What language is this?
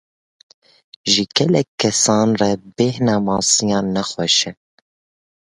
Kurdish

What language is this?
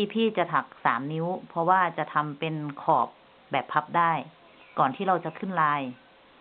Thai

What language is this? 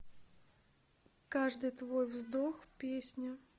Russian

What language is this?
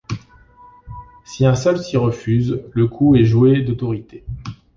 French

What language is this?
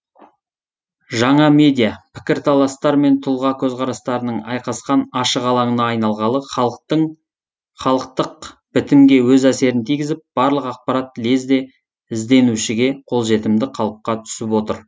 Kazakh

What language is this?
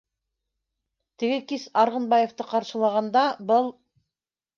Bashkir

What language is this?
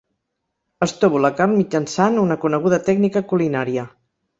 Catalan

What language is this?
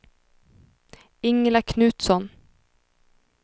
Swedish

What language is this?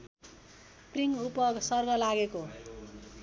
Nepali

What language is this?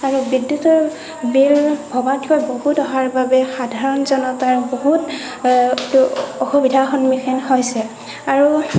Assamese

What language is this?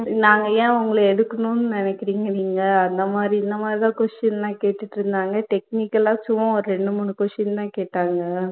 Tamil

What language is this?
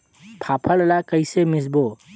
Chhattisgarhi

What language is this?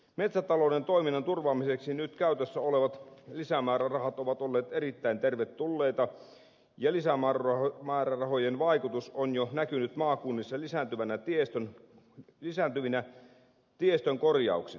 Finnish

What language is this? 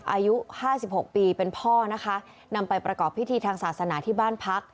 Thai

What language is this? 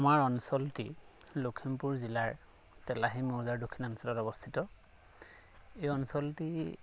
Assamese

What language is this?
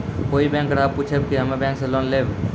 Maithili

